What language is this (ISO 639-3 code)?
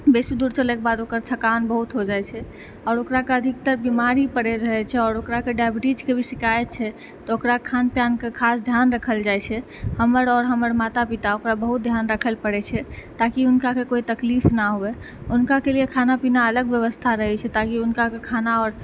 mai